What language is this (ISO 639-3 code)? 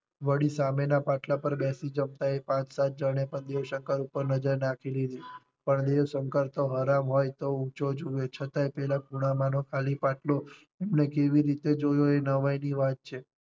guj